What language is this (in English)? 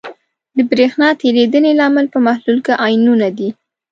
Pashto